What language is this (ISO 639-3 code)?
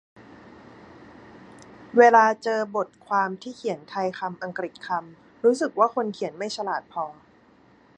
tha